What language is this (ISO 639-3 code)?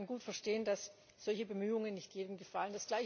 deu